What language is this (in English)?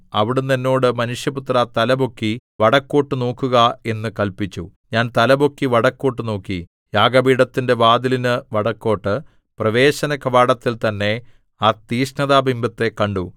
Malayalam